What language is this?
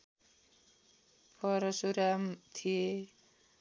Nepali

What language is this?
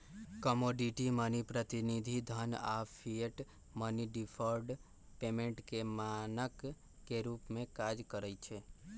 Magahi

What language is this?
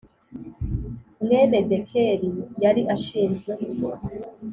Kinyarwanda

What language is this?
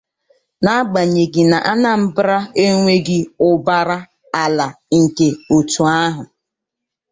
Igbo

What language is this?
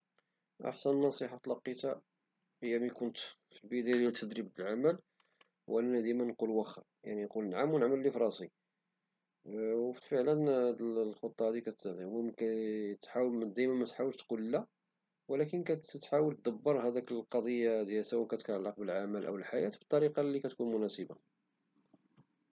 Moroccan Arabic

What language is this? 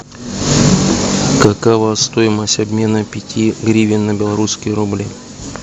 Russian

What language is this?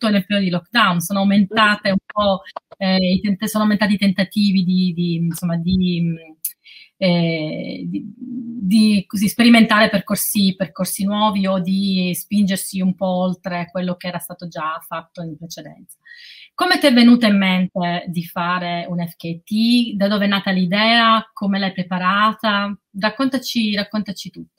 Italian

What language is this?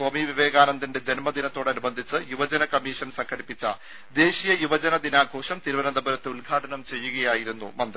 Malayalam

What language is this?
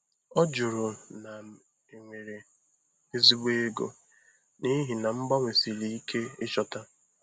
Igbo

